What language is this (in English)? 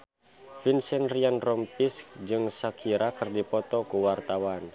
Sundanese